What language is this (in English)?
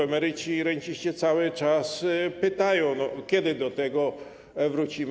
Polish